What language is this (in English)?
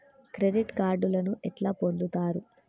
Telugu